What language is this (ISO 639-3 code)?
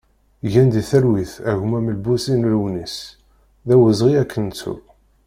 kab